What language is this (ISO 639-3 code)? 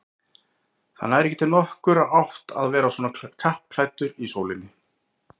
isl